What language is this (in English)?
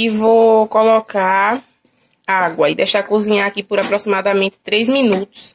Portuguese